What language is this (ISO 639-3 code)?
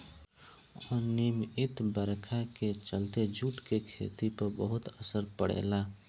bho